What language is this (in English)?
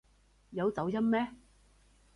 Cantonese